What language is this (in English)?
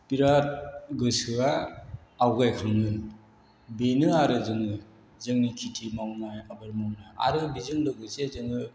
Bodo